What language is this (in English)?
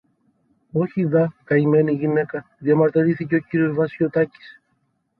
Greek